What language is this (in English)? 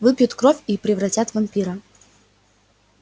Russian